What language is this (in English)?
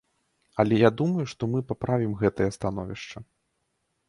Belarusian